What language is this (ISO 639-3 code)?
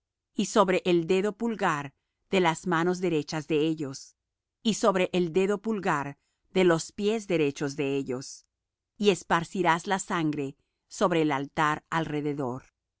spa